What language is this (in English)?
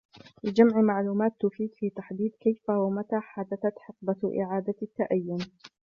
Arabic